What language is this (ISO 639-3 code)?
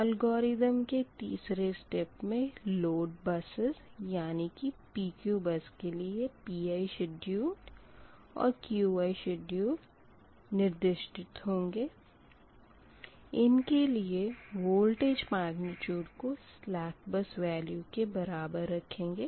hin